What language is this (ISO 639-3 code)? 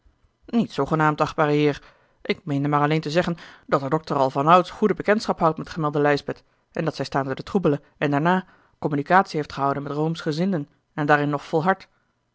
nld